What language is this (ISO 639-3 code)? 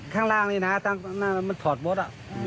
tha